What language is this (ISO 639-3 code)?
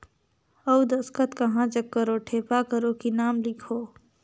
hne